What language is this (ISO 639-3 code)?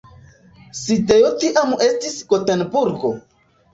epo